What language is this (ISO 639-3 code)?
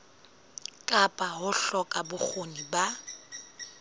sot